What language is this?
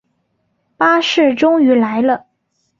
Chinese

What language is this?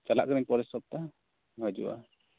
Santali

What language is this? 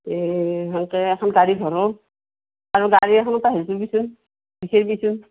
Assamese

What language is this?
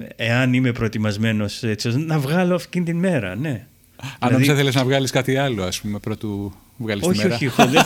Greek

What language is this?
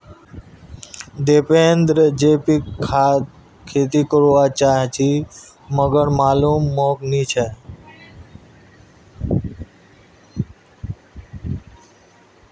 Magahi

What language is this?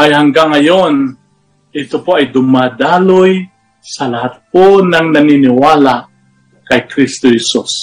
Filipino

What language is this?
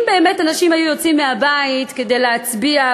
Hebrew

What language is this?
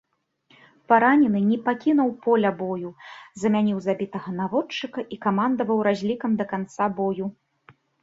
Belarusian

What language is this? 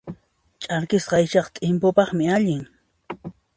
Puno Quechua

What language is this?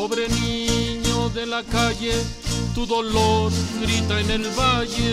Spanish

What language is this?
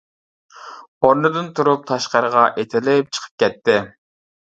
Uyghur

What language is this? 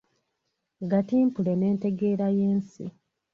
Ganda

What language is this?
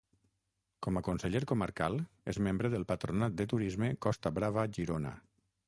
Catalan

